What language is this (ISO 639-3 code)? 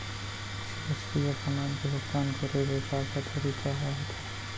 hne